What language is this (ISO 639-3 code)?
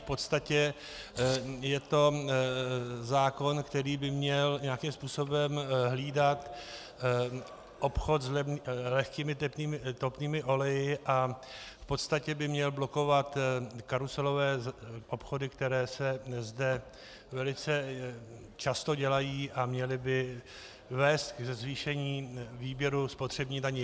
ces